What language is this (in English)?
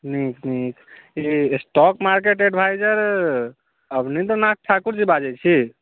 Maithili